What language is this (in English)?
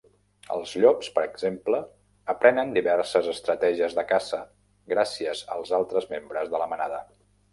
Catalan